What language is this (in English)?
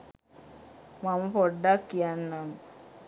Sinhala